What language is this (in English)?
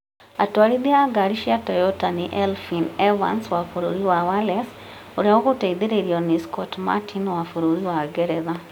Kikuyu